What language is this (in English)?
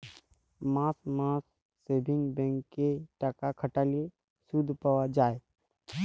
Bangla